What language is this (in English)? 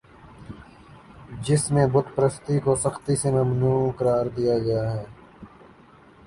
Urdu